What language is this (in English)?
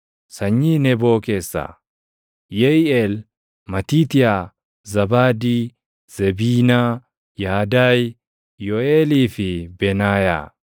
Oromo